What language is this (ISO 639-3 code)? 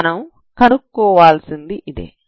tel